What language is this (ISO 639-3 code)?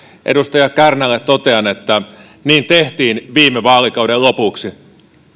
fin